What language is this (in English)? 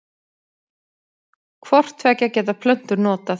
Icelandic